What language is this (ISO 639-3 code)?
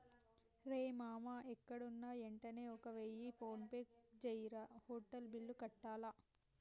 tel